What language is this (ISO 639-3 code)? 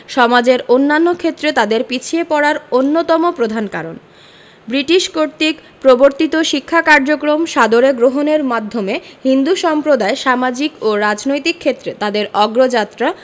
ben